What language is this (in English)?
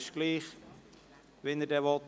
Swiss German